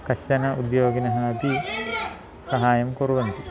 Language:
Sanskrit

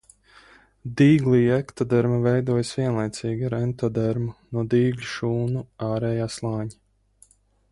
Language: Latvian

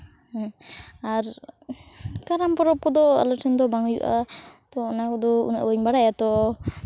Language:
Santali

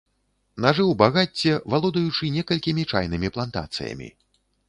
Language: Belarusian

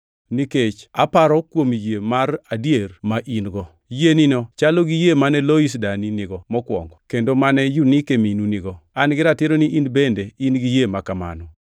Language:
Luo (Kenya and Tanzania)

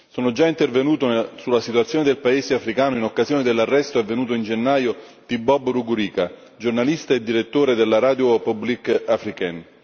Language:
Italian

